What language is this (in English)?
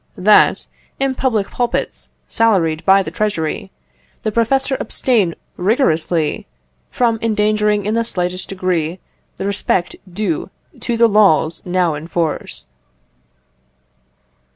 English